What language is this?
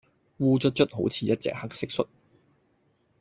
Cantonese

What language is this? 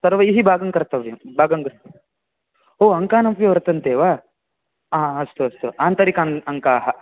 Sanskrit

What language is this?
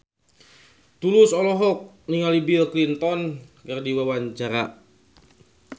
Sundanese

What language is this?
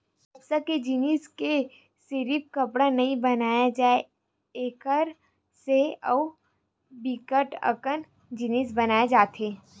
Chhattisgarhi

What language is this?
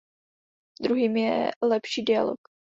Czech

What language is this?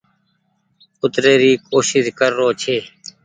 Goaria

